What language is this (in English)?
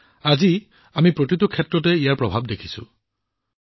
Assamese